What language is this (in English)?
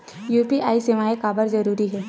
Chhattisgarhi